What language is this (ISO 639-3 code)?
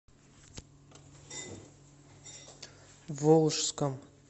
rus